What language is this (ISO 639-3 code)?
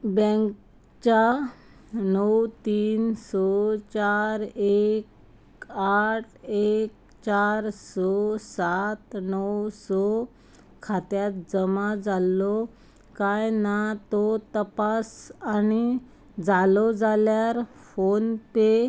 kok